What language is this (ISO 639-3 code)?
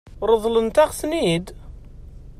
kab